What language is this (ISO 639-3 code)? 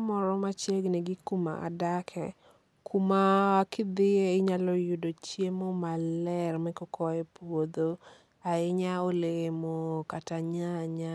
luo